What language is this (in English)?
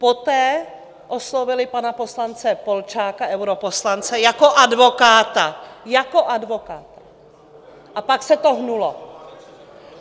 Czech